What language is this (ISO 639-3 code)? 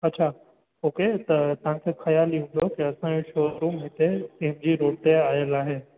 snd